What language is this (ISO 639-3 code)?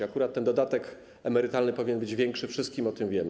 pol